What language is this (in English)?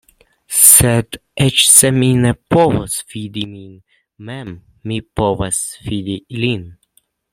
Esperanto